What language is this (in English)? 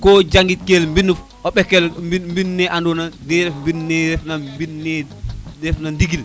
Serer